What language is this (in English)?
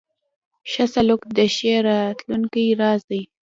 Pashto